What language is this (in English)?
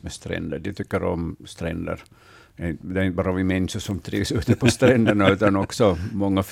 Swedish